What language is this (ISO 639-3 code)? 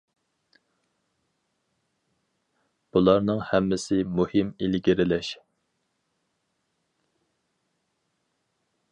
uig